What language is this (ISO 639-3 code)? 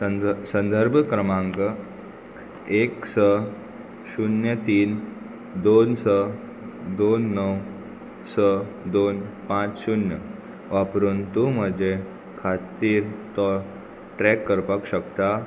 kok